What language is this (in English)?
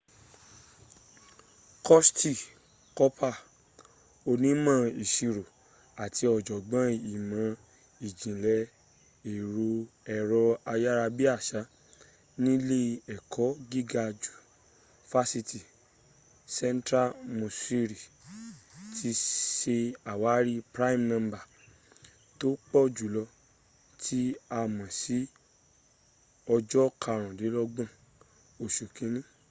Yoruba